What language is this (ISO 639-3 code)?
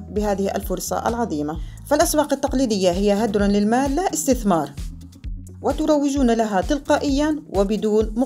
ara